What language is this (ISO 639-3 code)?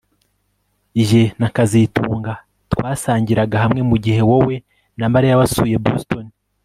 kin